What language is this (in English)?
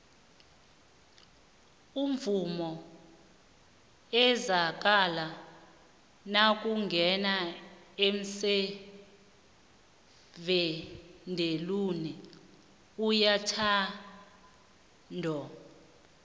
South Ndebele